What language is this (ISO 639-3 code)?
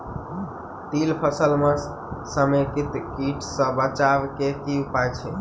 mai